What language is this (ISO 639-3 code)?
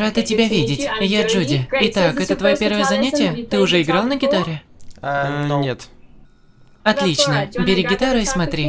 rus